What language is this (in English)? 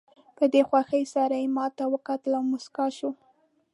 Pashto